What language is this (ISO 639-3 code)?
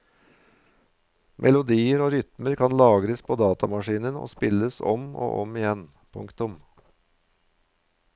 nor